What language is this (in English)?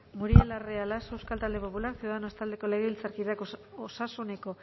Basque